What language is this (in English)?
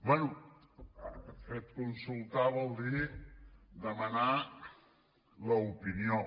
Catalan